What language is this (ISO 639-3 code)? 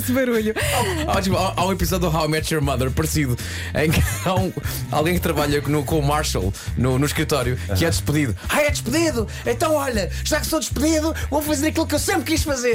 por